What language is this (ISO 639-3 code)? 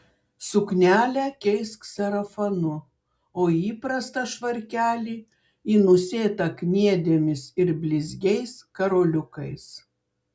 lit